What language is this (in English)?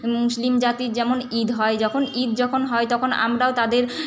Bangla